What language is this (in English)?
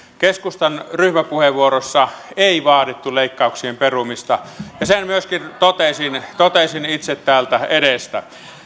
Finnish